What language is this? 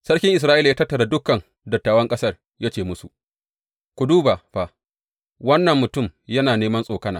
Hausa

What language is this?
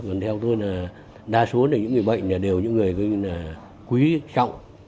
Vietnamese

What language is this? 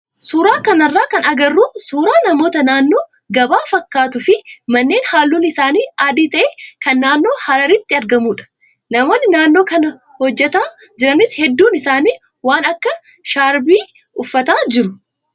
Oromo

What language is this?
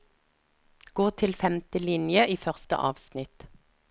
Norwegian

